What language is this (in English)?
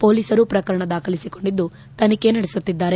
Kannada